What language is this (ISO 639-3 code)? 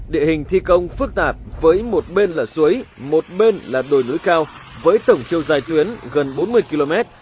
vie